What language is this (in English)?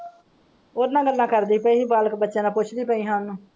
Punjabi